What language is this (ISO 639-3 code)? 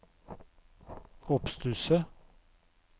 nor